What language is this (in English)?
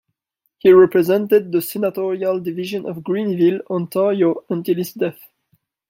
English